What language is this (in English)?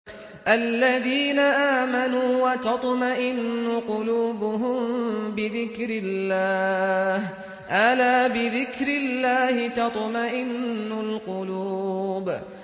Arabic